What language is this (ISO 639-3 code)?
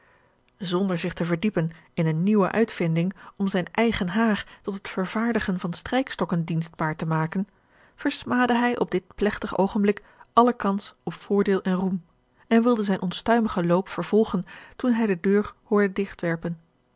nld